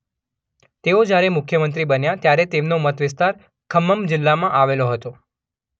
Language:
Gujarati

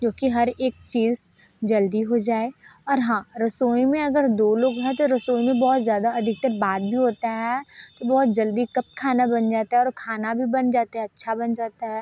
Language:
Hindi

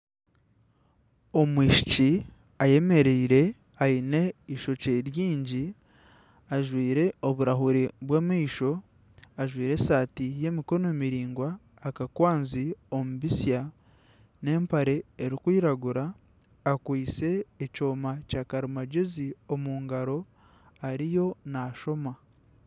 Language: Nyankole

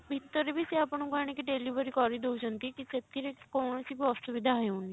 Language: Odia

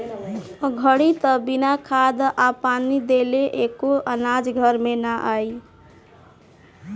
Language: Bhojpuri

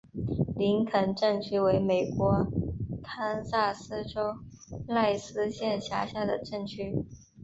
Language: Chinese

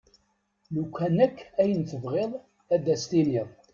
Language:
Kabyle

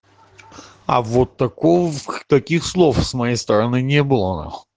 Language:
Russian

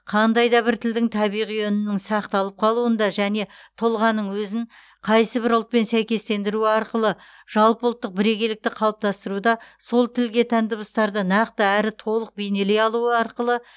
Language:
Kazakh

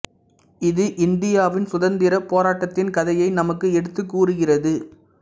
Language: Tamil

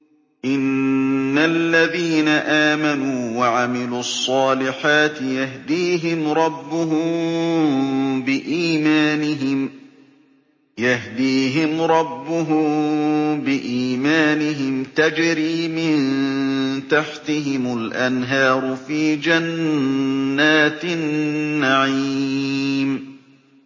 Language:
Arabic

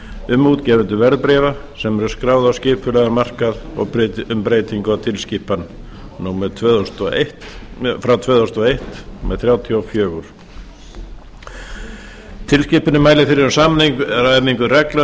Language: Icelandic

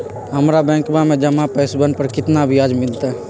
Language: Magahi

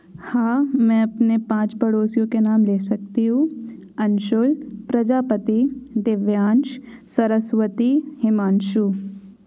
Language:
Hindi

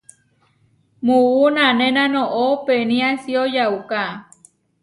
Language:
Huarijio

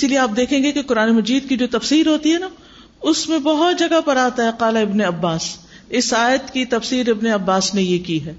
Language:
Urdu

